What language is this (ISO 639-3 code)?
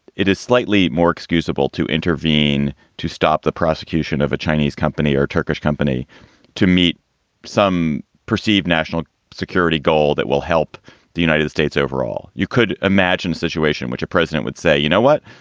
eng